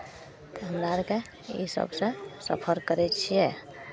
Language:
Maithili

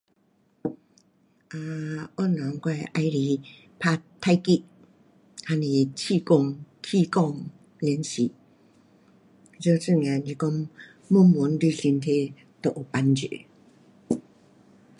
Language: Pu-Xian Chinese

